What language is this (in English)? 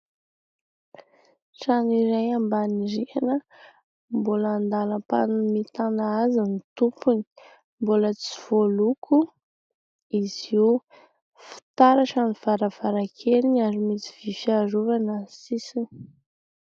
Malagasy